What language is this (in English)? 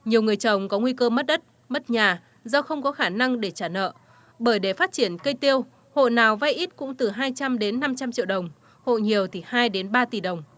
Vietnamese